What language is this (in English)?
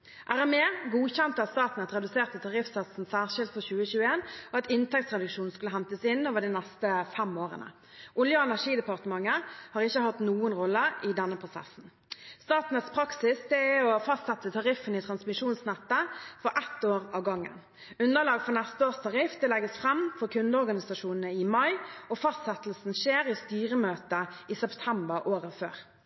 Norwegian Bokmål